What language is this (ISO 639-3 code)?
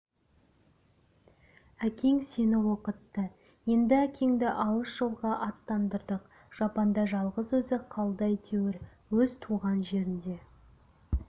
kaz